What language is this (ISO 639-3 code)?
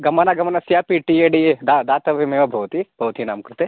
san